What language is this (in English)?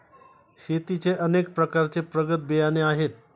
Marathi